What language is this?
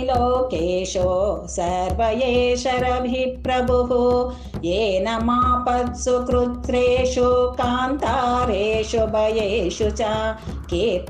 Romanian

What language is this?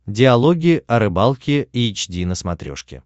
Russian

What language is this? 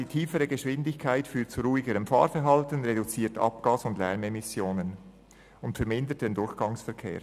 Swiss German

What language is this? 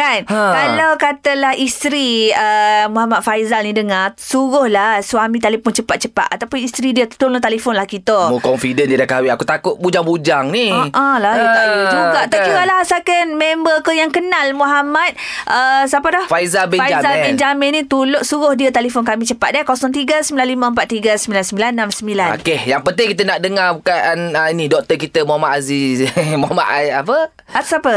Malay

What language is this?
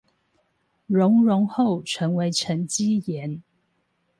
Chinese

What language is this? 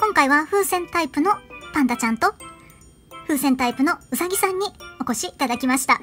Japanese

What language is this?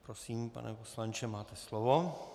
Czech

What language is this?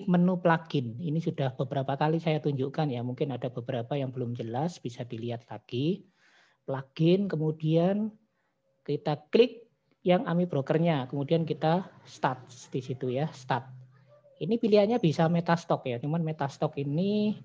Indonesian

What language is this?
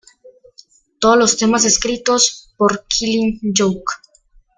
Spanish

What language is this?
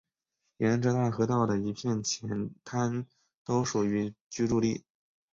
Chinese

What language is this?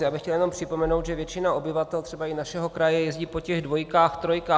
Czech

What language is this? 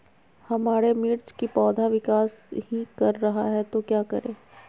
Magahi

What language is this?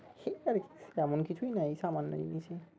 Bangla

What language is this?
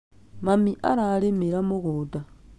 Kikuyu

